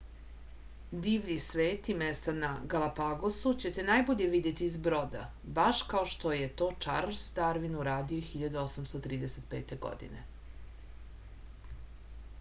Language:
Serbian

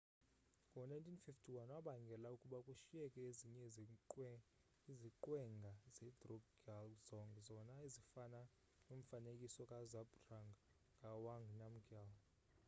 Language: Xhosa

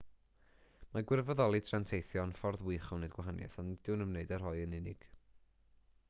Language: Welsh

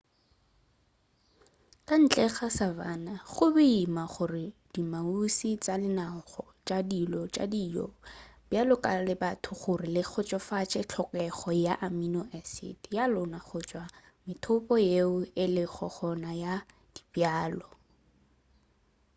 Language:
Northern Sotho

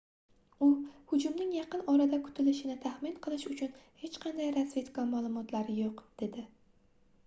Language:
Uzbek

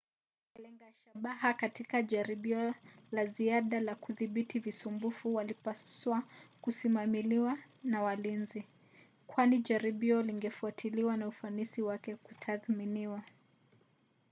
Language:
Swahili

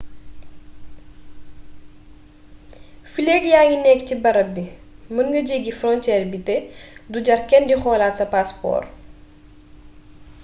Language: Wolof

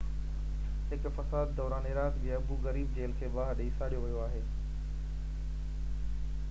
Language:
Sindhi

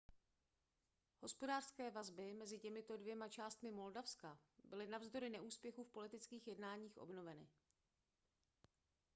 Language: Czech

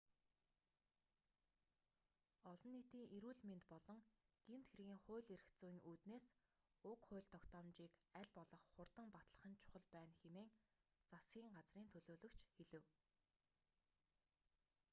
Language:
Mongolian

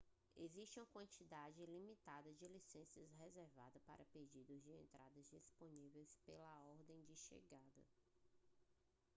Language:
Portuguese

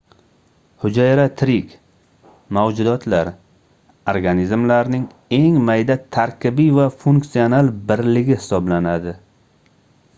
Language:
Uzbek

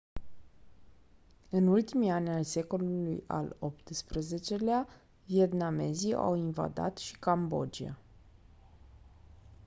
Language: Romanian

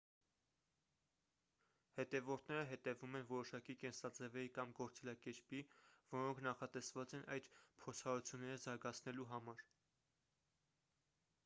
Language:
Armenian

